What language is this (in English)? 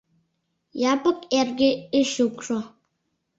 Mari